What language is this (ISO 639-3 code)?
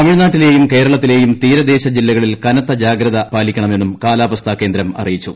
mal